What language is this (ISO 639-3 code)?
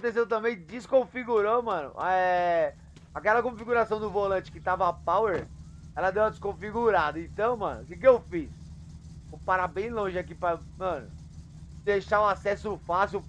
por